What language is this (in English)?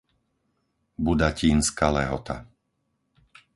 Slovak